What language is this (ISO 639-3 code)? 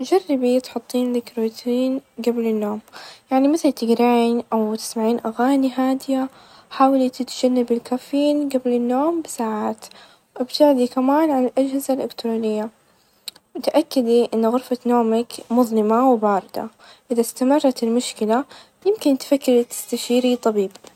ars